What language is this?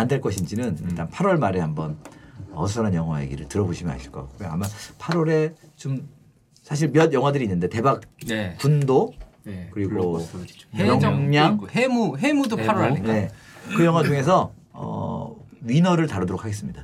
Korean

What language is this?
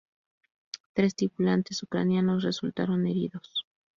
Spanish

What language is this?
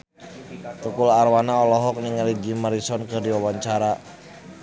Sundanese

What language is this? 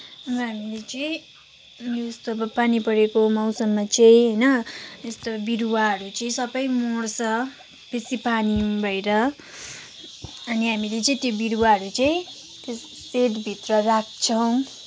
Nepali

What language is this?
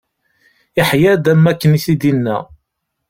Kabyle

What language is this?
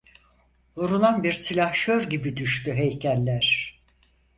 Turkish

